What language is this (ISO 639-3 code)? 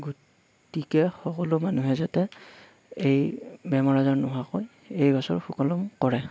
asm